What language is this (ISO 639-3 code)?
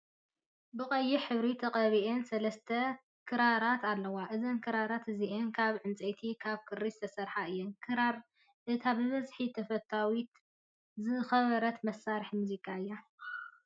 tir